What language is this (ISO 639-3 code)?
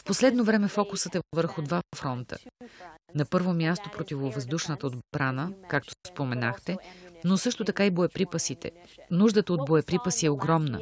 bul